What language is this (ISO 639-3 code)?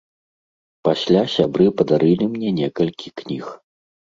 bel